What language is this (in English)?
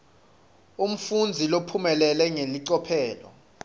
Swati